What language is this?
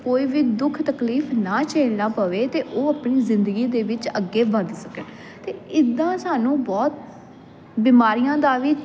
Punjabi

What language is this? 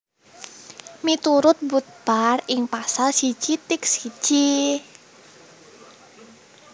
Javanese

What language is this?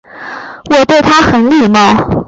Chinese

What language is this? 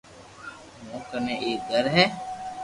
Loarki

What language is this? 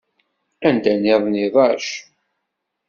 Kabyle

